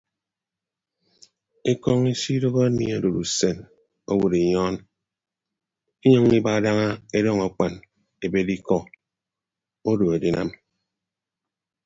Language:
Ibibio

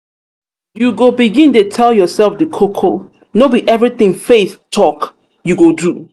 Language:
Nigerian Pidgin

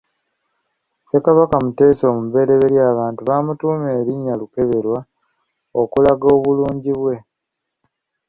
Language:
Ganda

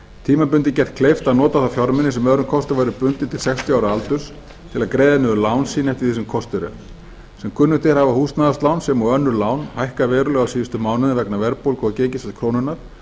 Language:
Icelandic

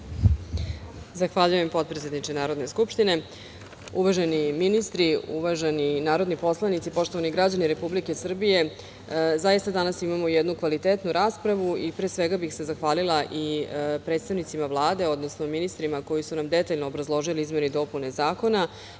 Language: Serbian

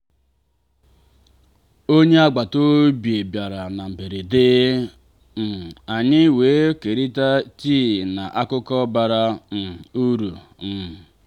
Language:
Igbo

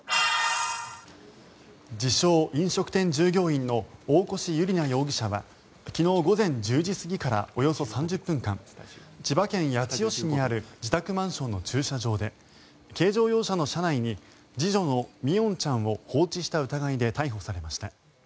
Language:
Japanese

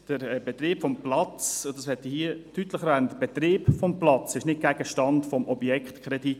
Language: Swiss German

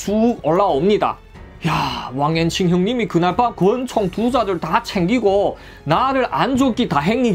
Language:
Korean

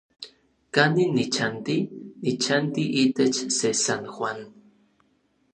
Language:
Orizaba Nahuatl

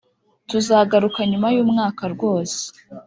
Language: Kinyarwanda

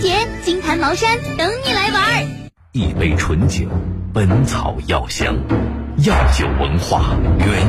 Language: Chinese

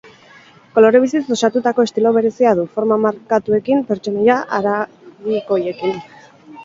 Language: Basque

